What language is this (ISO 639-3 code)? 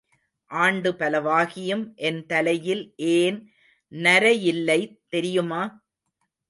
tam